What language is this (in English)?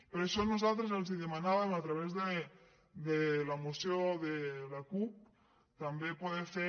Catalan